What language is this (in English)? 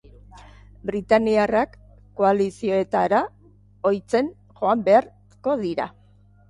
Basque